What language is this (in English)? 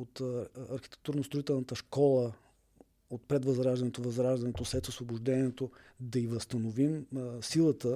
Bulgarian